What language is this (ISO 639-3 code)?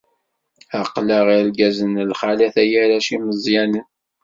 kab